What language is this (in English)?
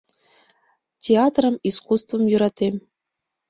Mari